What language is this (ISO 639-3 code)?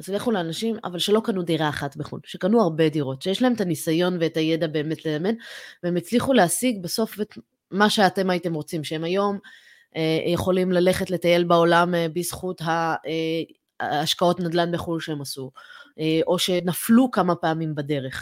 heb